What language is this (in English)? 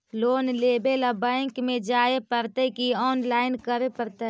Magahi